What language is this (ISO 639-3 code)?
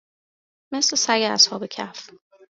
fas